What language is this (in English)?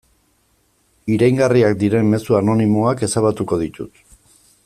Basque